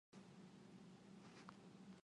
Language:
Indonesian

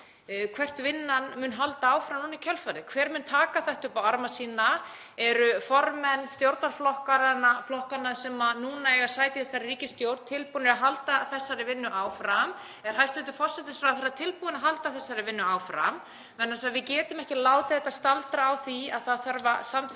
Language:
Icelandic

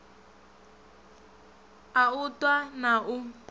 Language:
Venda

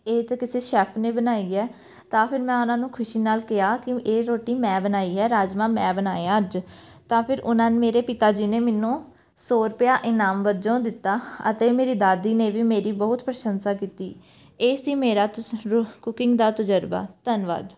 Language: Punjabi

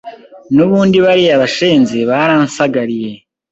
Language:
Kinyarwanda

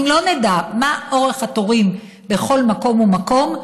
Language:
Hebrew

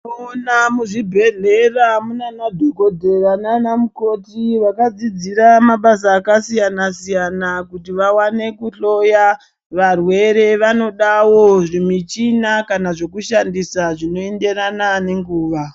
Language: Ndau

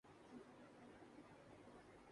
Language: Urdu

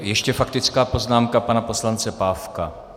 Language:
Czech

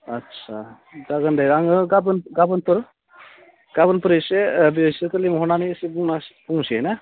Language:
Bodo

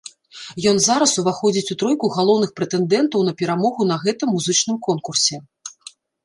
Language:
Belarusian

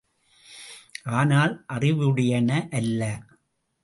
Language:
Tamil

